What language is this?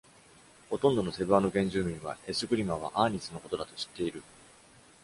Japanese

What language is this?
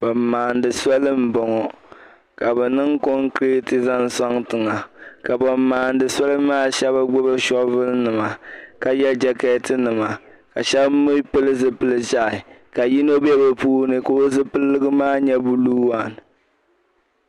Dagbani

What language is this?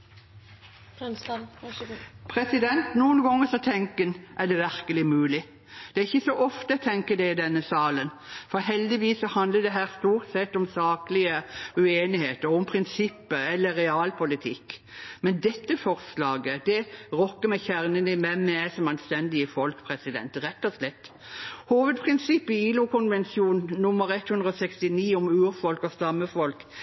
Norwegian Bokmål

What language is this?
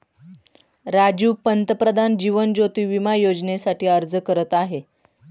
Marathi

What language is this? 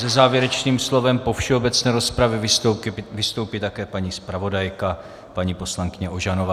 Czech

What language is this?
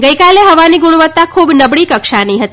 Gujarati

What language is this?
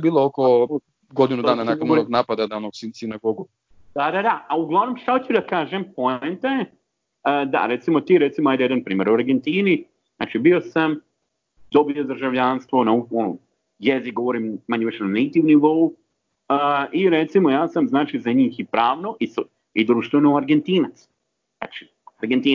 Croatian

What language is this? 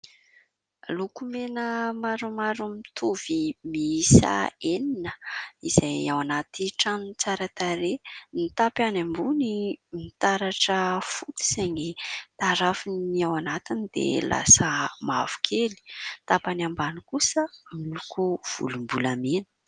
Malagasy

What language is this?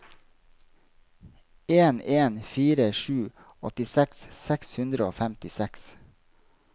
Norwegian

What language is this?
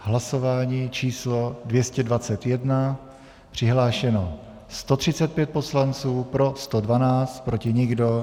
Czech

